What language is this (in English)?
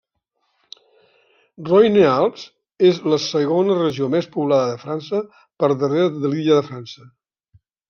Catalan